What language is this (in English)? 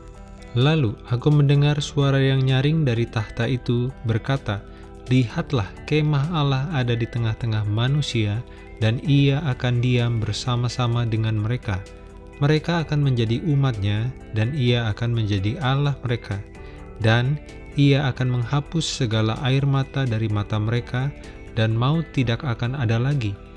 Indonesian